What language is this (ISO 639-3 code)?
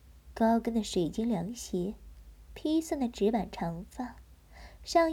zho